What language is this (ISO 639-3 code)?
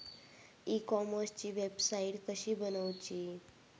mar